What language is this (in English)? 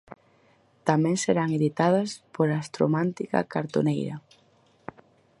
Galician